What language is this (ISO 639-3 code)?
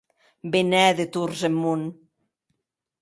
oci